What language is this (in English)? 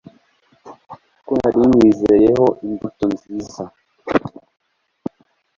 Kinyarwanda